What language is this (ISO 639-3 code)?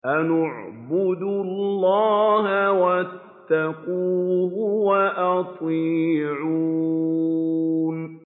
ara